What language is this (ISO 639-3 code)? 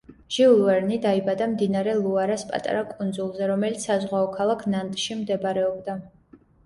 kat